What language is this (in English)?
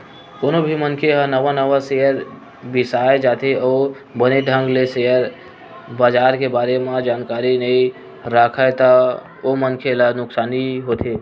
Chhattisgarhi